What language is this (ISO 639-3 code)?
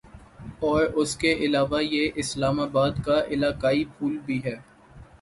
urd